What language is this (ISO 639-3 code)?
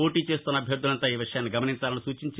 tel